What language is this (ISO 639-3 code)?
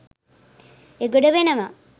sin